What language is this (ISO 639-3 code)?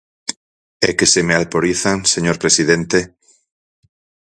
glg